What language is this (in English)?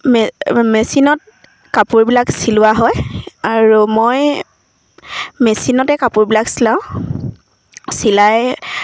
Assamese